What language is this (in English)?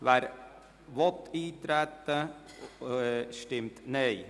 Swiss German